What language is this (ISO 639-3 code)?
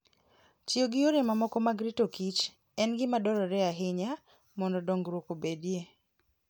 luo